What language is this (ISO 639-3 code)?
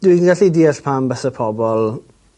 cym